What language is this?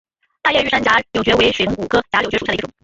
Chinese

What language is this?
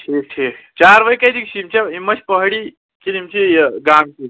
Kashmiri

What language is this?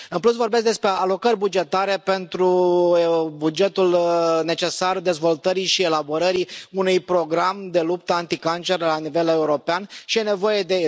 Romanian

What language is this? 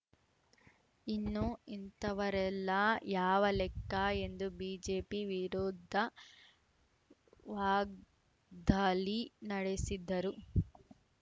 Kannada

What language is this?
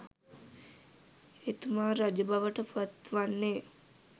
Sinhala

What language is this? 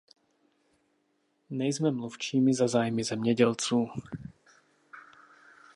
Czech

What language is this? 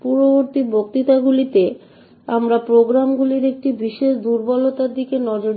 Bangla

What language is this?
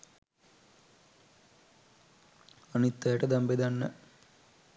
Sinhala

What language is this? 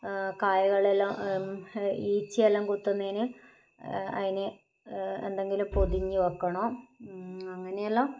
Malayalam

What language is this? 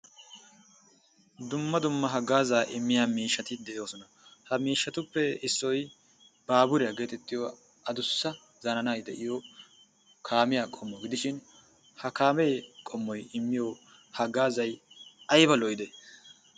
Wolaytta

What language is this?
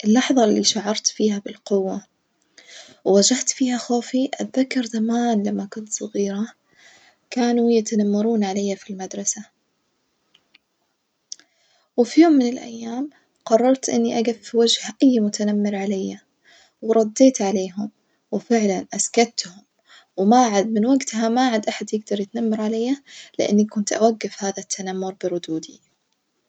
Najdi Arabic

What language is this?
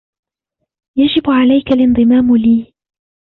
Arabic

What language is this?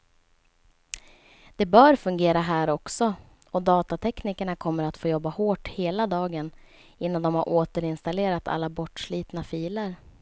Swedish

